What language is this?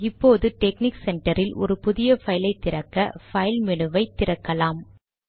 Tamil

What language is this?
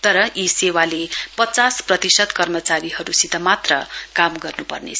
Nepali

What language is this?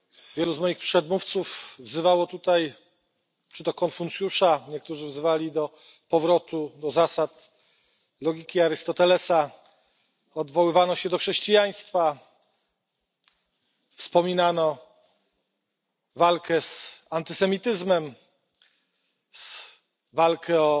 Polish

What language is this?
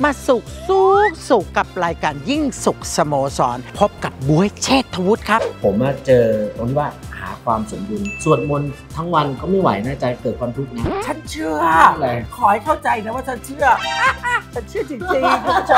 Thai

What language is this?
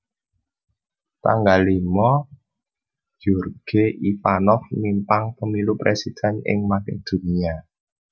Javanese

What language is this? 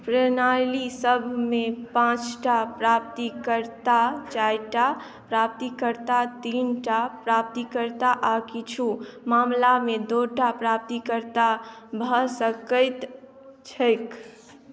Maithili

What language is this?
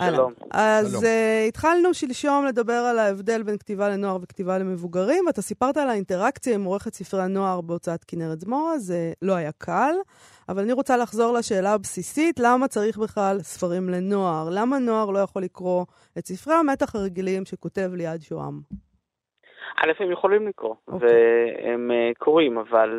Hebrew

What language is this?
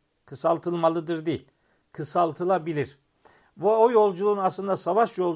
Turkish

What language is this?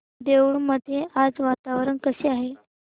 Marathi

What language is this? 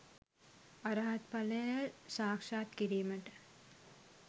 Sinhala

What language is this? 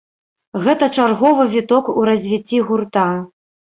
Belarusian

